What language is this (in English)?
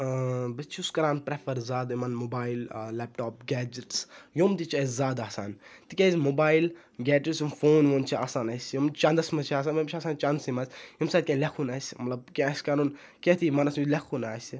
Kashmiri